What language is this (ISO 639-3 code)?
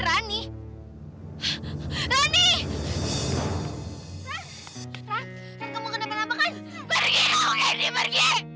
ind